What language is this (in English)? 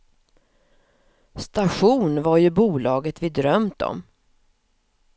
Swedish